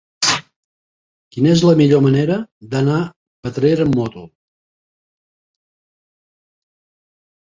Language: Catalan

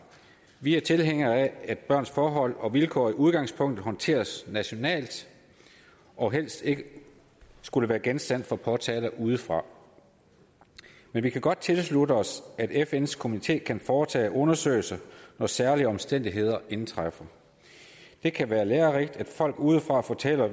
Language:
Danish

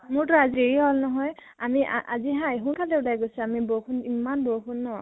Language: Assamese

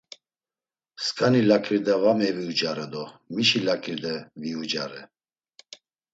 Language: Laz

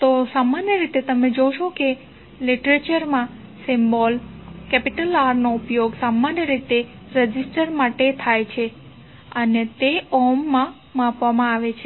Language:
Gujarati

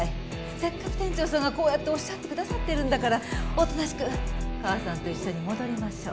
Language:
Japanese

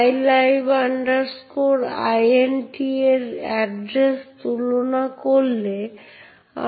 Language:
Bangla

